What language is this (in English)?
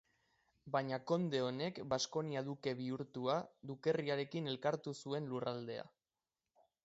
Basque